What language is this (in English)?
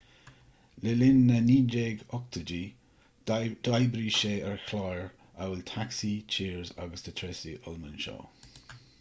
Irish